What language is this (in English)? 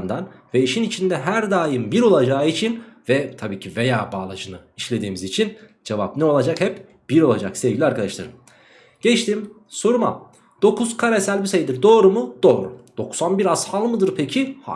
Turkish